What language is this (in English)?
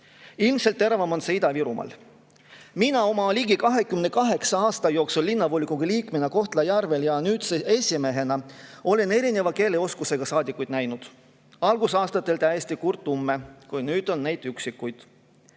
Estonian